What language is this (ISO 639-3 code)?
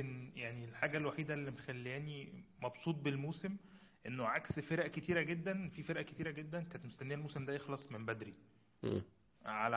ara